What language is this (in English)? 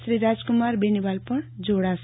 Gujarati